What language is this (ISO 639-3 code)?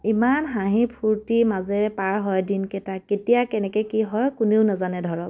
asm